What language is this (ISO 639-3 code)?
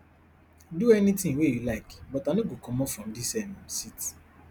pcm